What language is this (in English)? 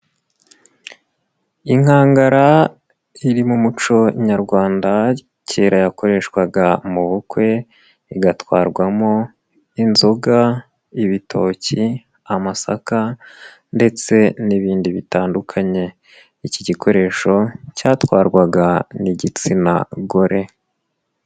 Kinyarwanda